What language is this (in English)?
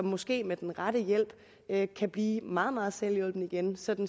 Danish